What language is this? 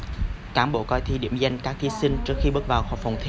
Vietnamese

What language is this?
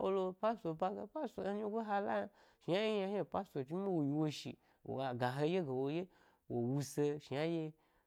Gbari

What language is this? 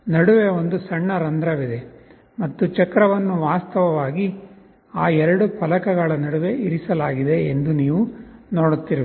Kannada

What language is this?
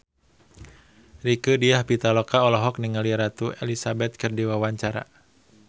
Sundanese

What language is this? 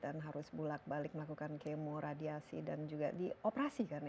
Indonesian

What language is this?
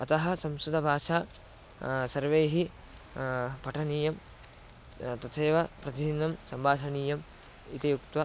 Sanskrit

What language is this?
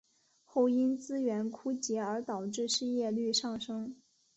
Chinese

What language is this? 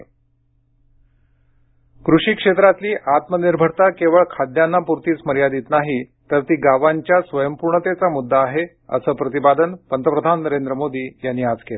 Marathi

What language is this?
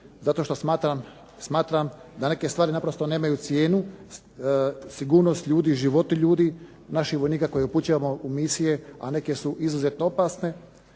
Croatian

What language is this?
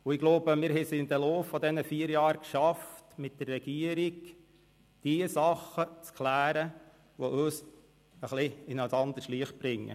Swiss German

